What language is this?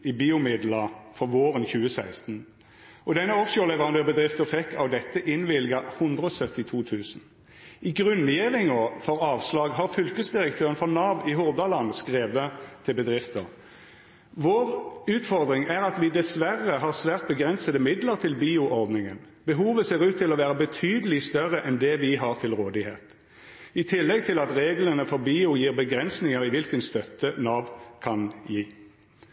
Norwegian Nynorsk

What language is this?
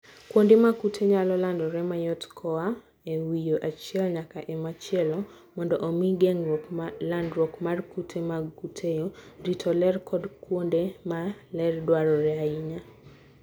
Luo (Kenya and Tanzania)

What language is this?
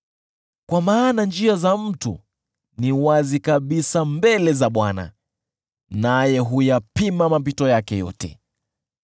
Swahili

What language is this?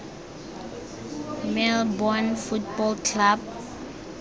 Tswana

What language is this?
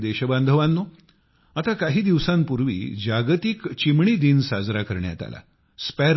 Marathi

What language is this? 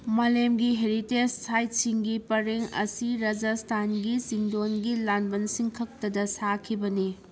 Manipuri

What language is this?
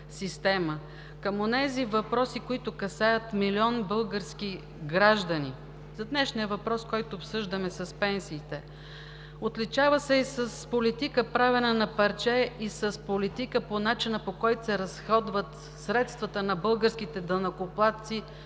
Bulgarian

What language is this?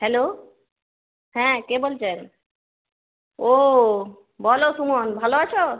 Bangla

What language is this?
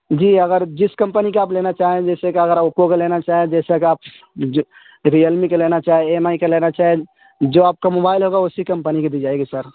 Urdu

